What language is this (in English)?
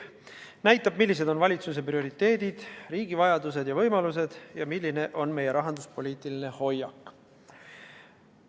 Estonian